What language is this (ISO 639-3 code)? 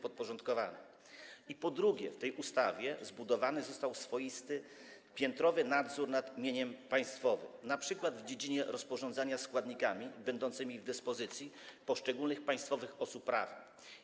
pol